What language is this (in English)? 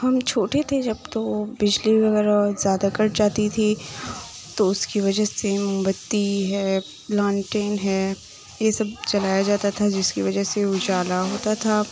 Urdu